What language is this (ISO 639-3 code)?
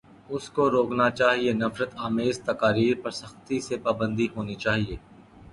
urd